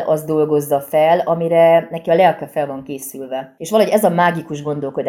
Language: Hungarian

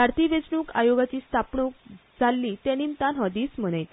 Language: Konkani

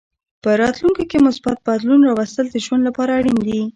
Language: Pashto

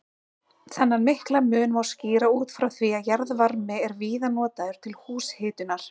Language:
Icelandic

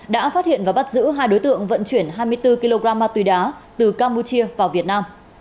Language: Vietnamese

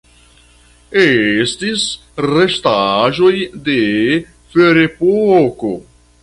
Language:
Esperanto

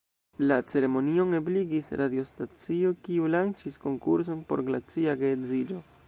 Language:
Esperanto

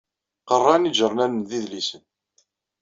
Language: Kabyle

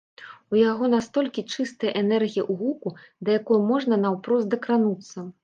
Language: Belarusian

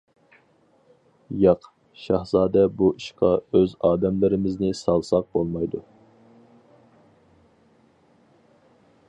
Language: Uyghur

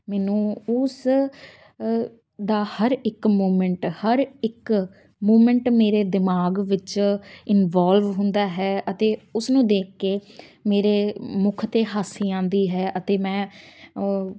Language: Punjabi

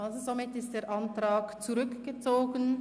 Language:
Swiss German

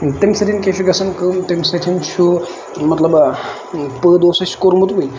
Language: Kashmiri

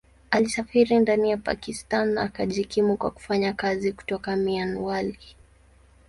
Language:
Swahili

